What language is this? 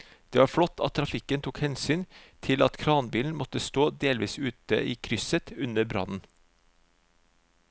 Norwegian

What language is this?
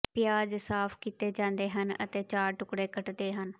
Punjabi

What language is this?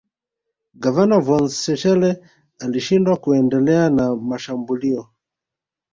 Swahili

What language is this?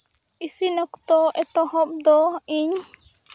Santali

